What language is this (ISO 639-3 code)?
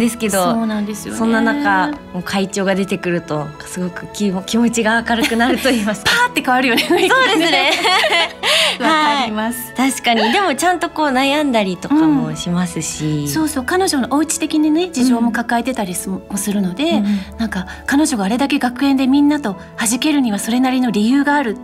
jpn